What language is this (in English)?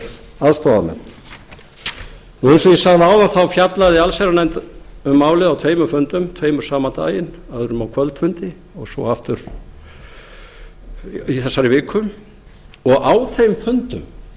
Icelandic